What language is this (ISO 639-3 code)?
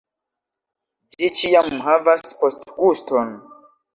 epo